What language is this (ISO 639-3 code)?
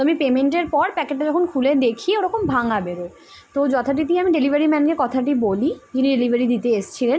ben